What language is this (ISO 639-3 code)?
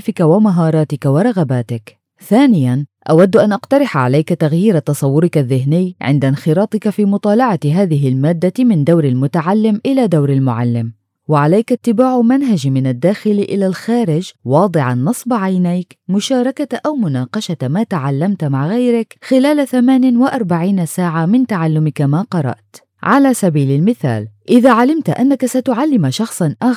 ara